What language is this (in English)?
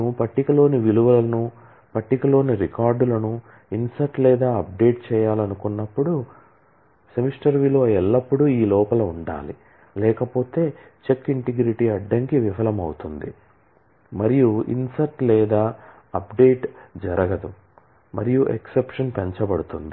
Telugu